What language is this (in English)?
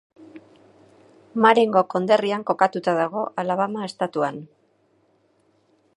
Basque